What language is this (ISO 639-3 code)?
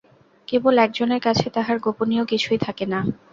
ben